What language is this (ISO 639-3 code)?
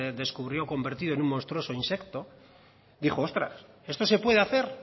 spa